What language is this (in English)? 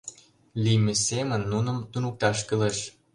Mari